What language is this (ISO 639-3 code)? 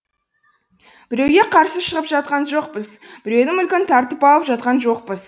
kaz